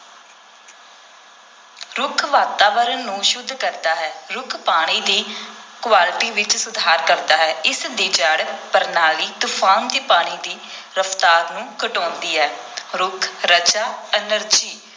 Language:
Punjabi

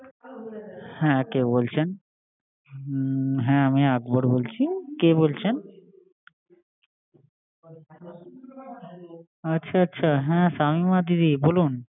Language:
Bangla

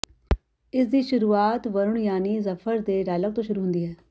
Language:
Punjabi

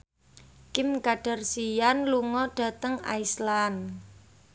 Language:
Javanese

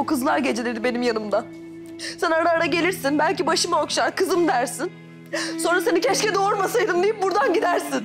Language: Turkish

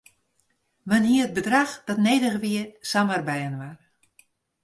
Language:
Western Frisian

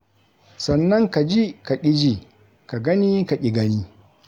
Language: Hausa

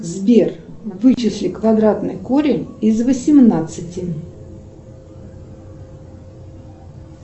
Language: Russian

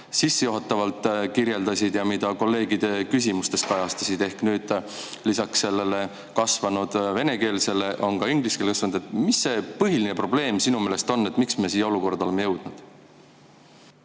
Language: Estonian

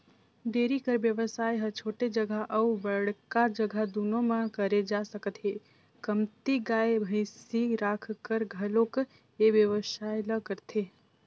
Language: Chhattisgarhi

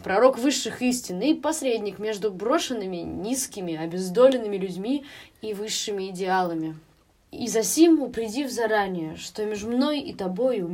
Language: Russian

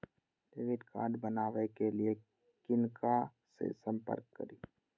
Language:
Maithili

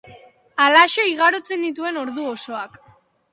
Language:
Basque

